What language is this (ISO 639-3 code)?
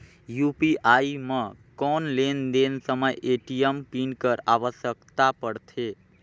hne